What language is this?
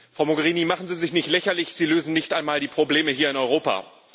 German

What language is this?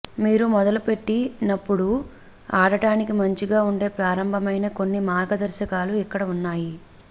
Telugu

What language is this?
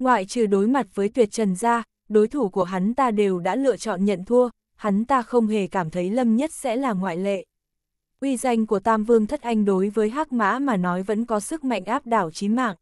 Vietnamese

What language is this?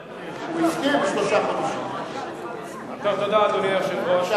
Hebrew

